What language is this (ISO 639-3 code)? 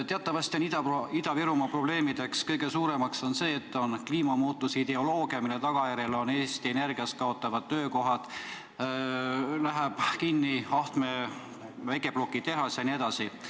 est